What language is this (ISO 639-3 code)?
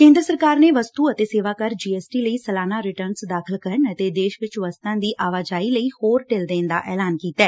pan